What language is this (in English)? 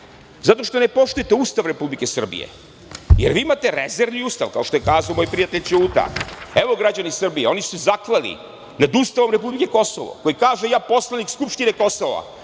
Serbian